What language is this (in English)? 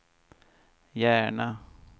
Swedish